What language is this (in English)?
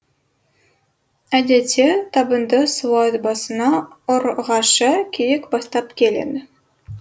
Kazakh